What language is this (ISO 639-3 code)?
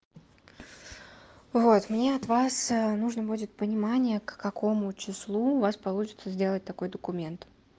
rus